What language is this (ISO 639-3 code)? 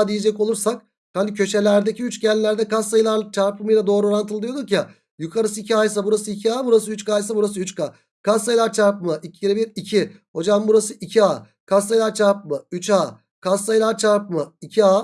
tur